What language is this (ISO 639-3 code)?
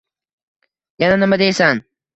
uzb